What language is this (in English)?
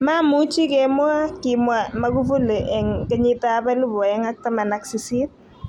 Kalenjin